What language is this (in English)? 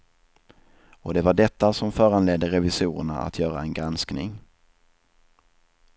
Swedish